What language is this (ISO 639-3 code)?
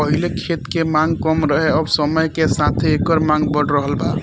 bho